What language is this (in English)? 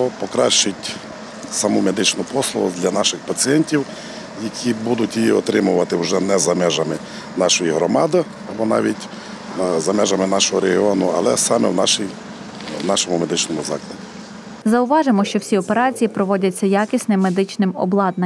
Ukrainian